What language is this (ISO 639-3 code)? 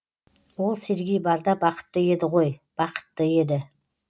kaz